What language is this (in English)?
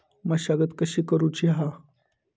Marathi